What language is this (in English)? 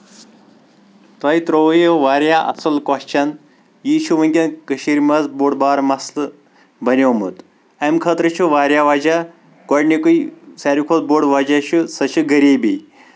Kashmiri